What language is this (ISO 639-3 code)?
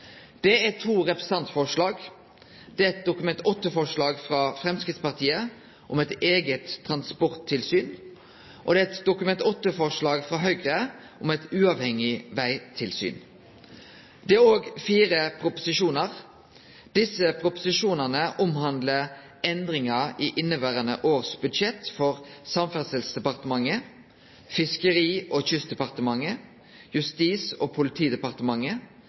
nno